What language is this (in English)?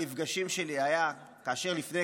Hebrew